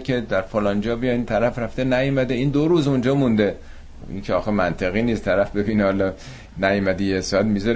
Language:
Persian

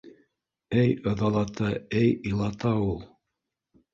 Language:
Bashkir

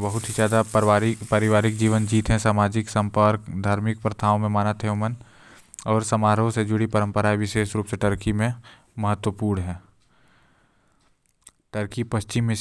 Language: Korwa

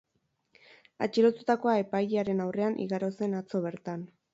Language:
Basque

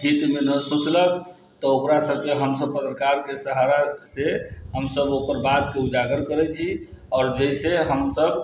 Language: Maithili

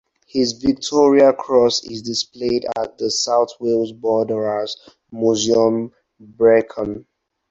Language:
English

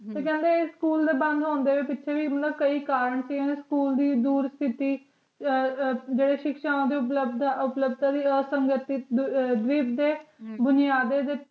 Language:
Punjabi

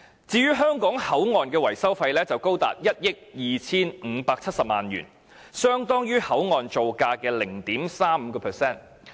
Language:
Cantonese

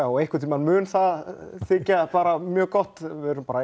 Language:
Icelandic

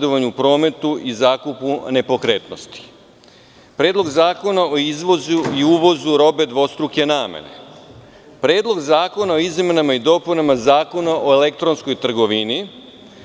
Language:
Serbian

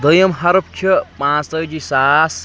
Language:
Kashmiri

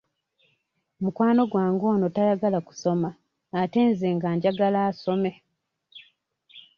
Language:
Ganda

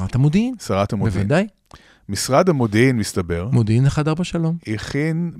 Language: Hebrew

